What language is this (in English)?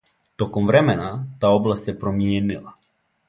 Serbian